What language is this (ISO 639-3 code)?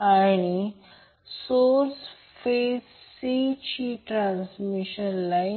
mar